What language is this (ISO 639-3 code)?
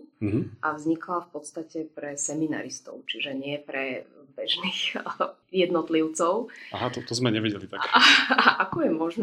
slk